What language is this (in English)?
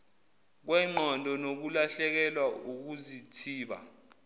Zulu